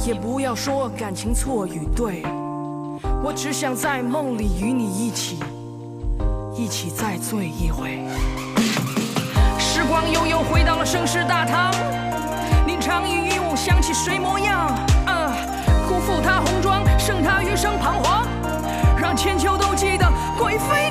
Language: Vietnamese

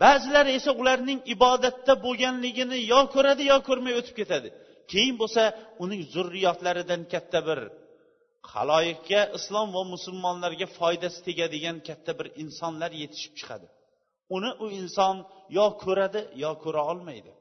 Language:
Bulgarian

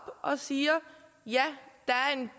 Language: Danish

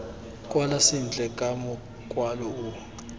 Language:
Tswana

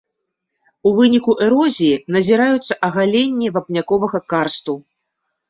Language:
Belarusian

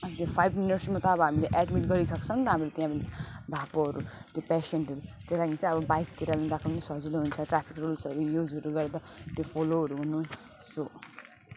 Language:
Nepali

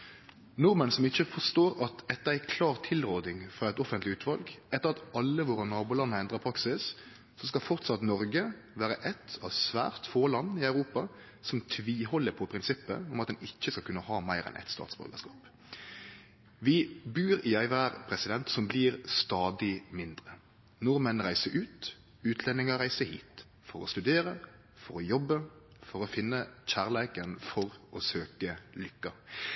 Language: Norwegian Nynorsk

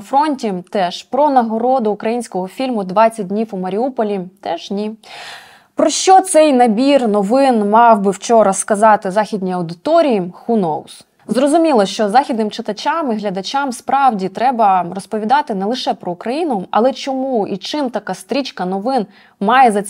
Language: Ukrainian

